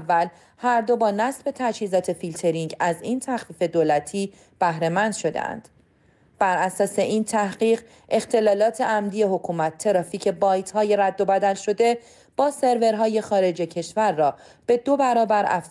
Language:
Persian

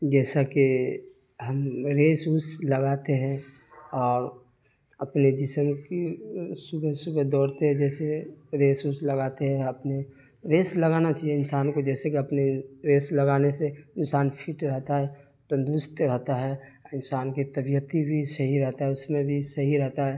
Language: Urdu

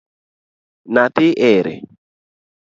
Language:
Luo (Kenya and Tanzania)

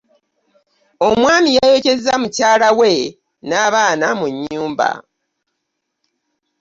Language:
Ganda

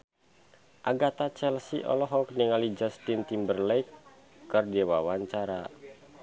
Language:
Sundanese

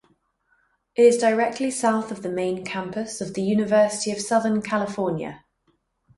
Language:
English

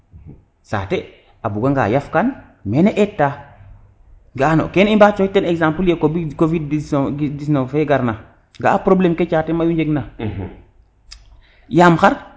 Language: Serer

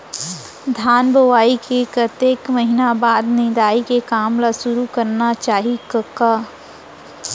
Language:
Chhattisgarhi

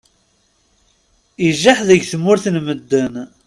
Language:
Kabyle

